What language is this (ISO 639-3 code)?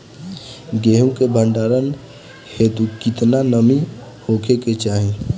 bho